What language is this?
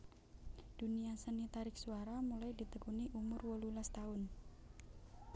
Javanese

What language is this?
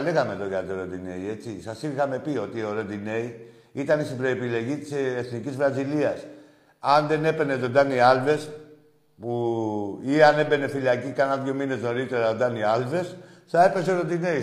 Greek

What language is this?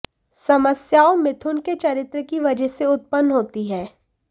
Hindi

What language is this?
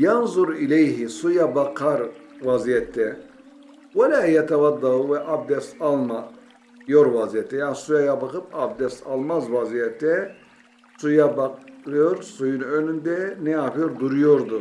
Turkish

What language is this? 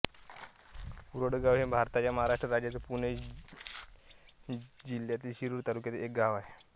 Marathi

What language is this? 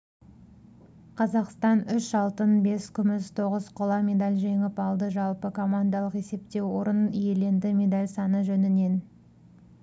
Kazakh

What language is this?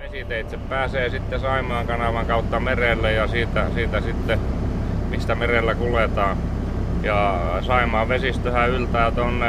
Finnish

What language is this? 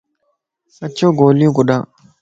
Lasi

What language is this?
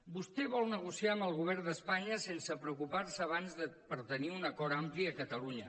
Catalan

